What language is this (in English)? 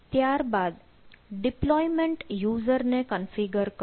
Gujarati